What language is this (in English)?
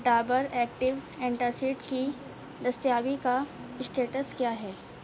Urdu